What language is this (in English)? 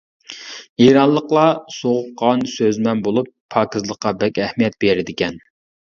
Uyghur